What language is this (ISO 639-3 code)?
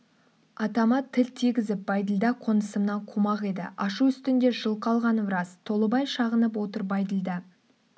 kaz